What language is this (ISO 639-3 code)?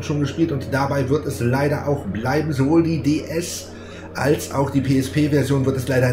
deu